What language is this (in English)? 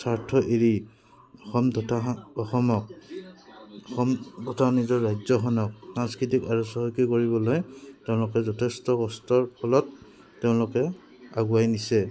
Assamese